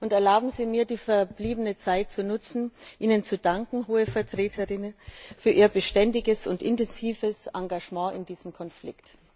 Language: German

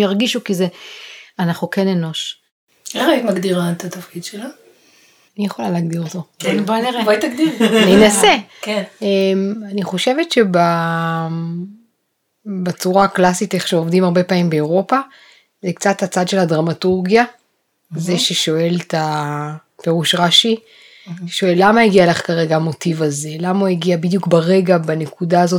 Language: Hebrew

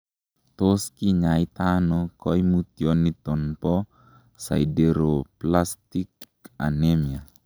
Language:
Kalenjin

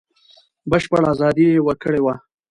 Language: Pashto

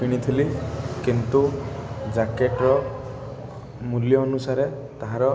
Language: Odia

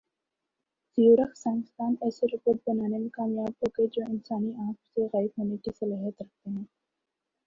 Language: Urdu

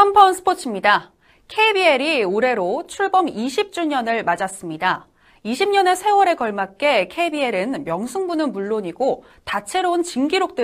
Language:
Korean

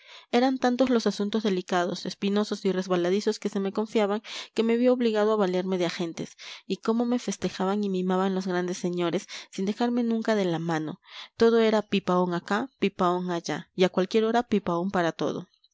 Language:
Spanish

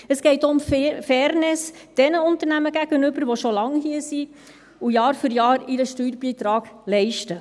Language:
Swiss German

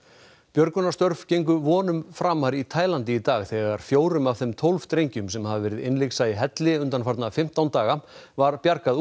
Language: Icelandic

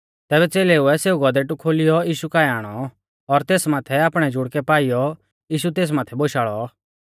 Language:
Mahasu Pahari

